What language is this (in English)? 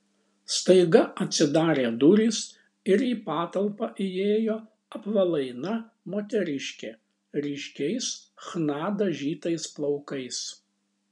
Lithuanian